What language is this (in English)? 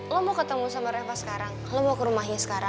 Indonesian